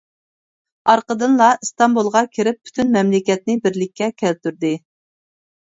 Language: Uyghur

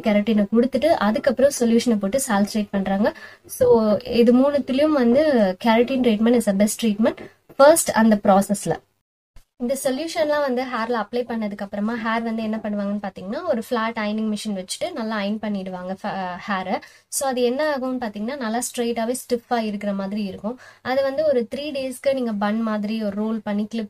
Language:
Indonesian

